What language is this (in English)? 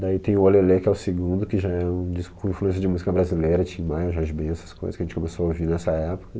Portuguese